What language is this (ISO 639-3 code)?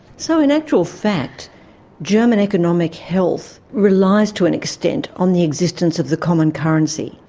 eng